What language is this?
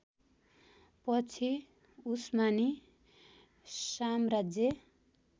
Nepali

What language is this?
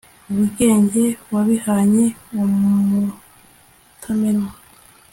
Kinyarwanda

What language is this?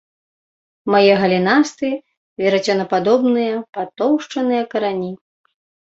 Belarusian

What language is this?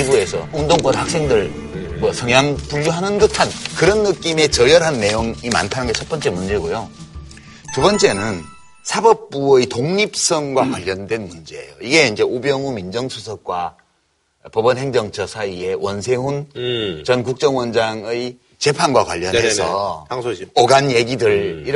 Korean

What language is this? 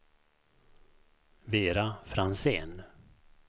Swedish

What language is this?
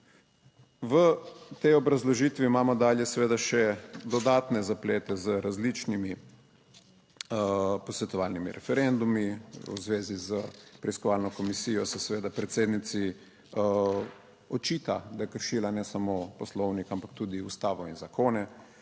Slovenian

